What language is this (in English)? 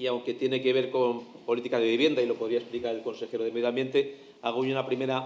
Spanish